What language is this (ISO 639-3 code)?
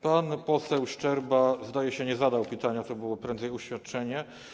pol